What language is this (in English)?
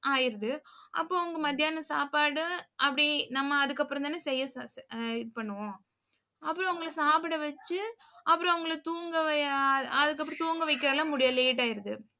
Tamil